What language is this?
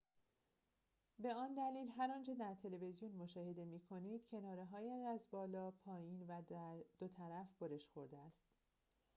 Persian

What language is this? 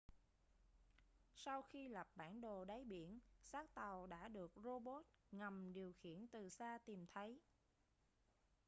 Vietnamese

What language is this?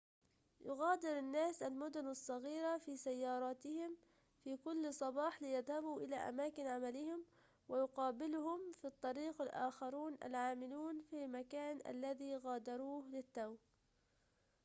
Arabic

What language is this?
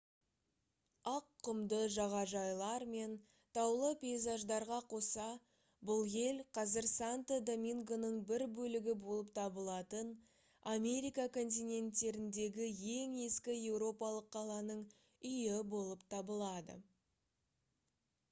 Kazakh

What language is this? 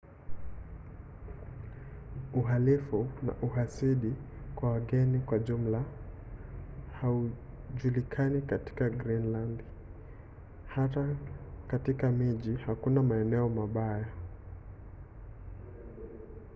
Swahili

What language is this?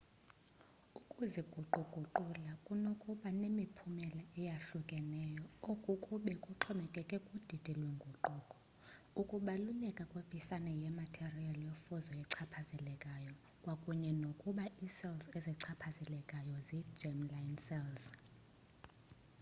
Xhosa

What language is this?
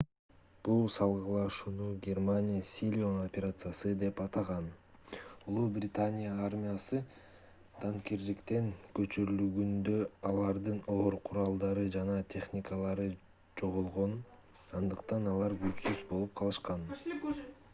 Kyrgyz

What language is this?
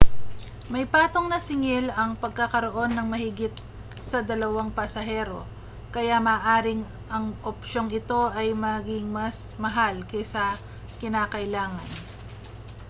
Filipino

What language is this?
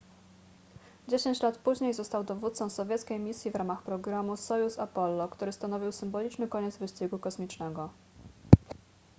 Polish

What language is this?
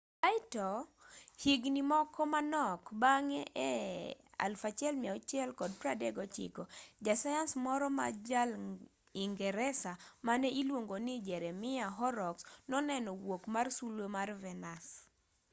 Luo (Kenya and Tanzania)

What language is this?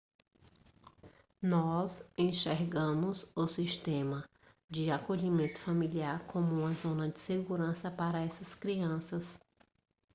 Portuguese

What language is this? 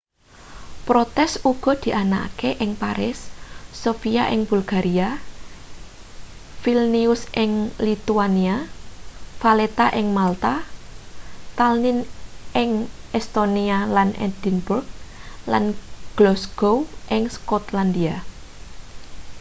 Javanese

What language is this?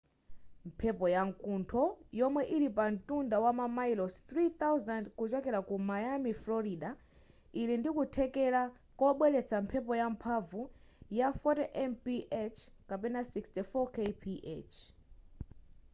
Nyanja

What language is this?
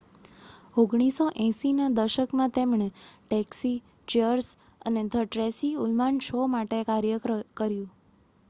Gujarati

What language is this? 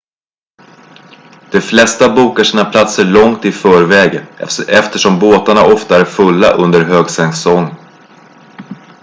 Swedish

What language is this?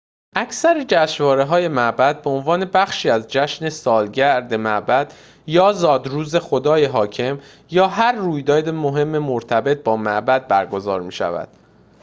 Persian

